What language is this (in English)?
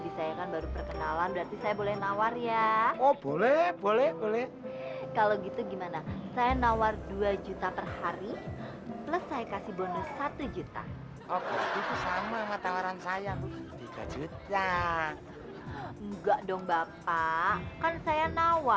Indonesian